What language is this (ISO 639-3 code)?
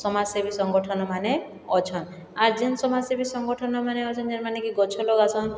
ori